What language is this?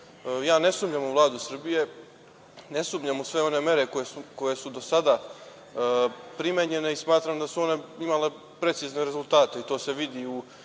Serbian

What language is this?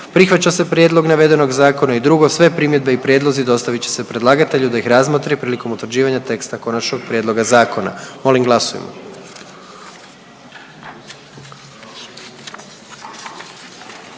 Croatian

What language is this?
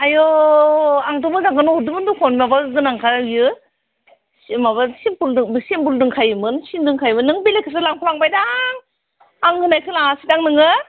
Bodo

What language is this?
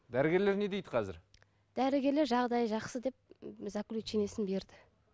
Kazakh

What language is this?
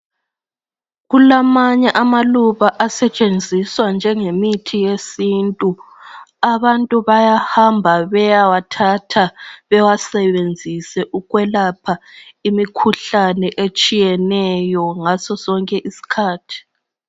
North Ndebele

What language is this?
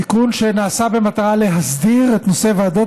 Hebrew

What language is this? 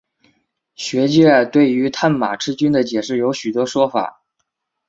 Chinese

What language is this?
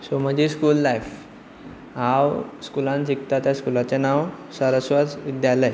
Konkani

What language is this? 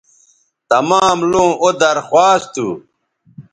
Bateri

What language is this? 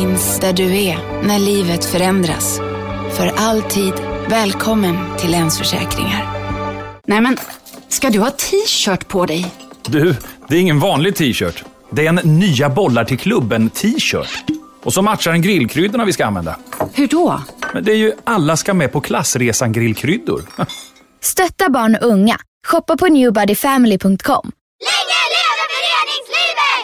Swedish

